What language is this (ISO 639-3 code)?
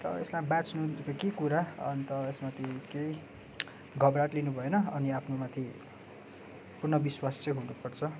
nep